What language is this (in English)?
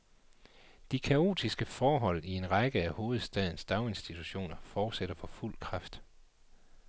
Danish